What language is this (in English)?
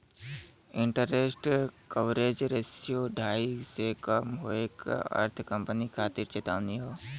Bhojpuri